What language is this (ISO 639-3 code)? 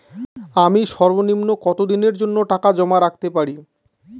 ben